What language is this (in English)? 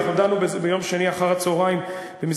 Hebrew